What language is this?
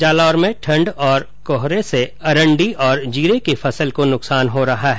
Hindi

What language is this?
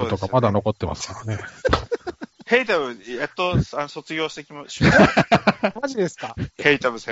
Japanese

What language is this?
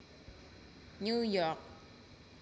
Javanese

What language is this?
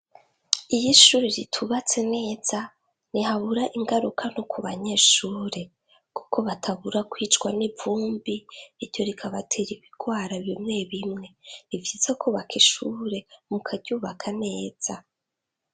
Rundi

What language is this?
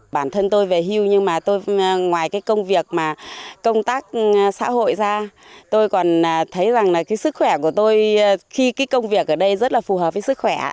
Vietnamese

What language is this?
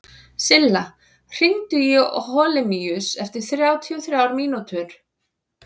Icelandic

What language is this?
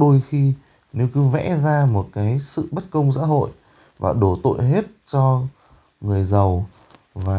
Vietnamese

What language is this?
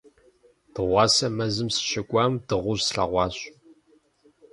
Kabardian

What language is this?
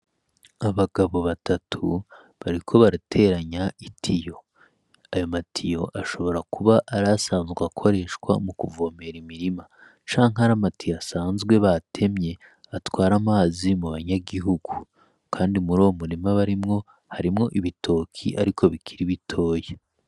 Rundi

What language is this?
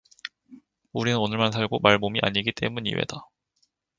Korean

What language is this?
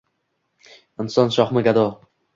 Uzbek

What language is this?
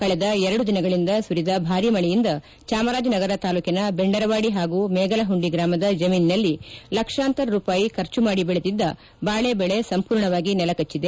Kannada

